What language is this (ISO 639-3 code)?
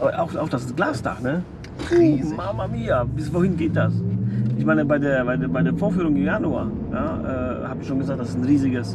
deu